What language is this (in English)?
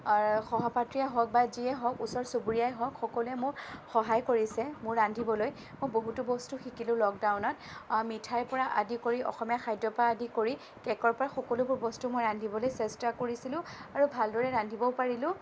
Assamese